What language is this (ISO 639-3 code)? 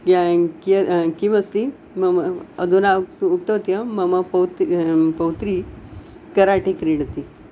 san